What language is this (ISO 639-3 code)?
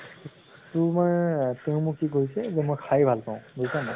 asm